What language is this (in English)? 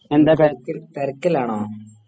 Malayalam